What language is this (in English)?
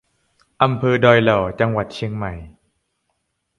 Thai